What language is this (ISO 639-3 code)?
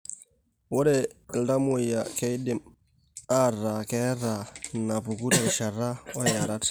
mas